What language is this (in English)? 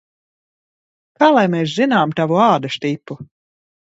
Latvian